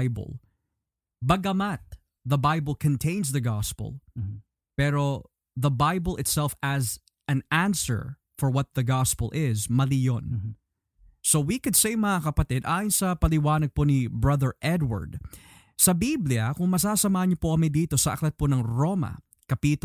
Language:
Filipino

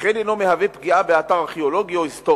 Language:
Hebrew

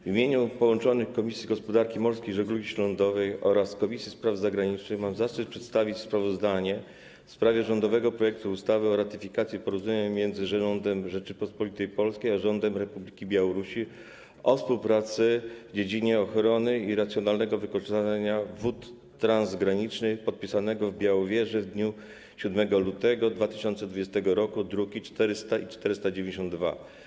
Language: Polish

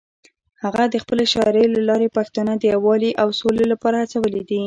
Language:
Pashto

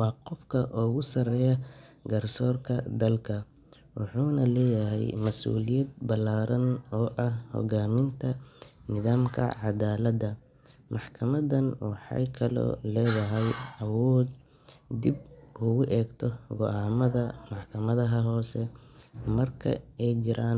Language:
Somali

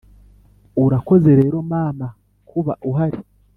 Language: Kinyarwanda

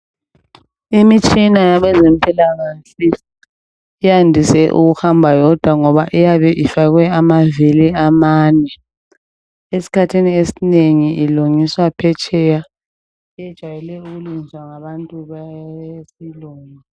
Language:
North Ndebele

